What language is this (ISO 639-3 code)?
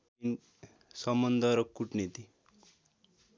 nep